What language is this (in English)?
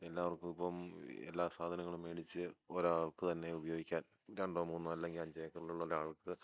Malayalam